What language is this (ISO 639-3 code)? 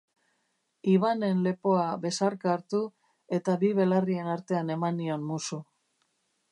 eus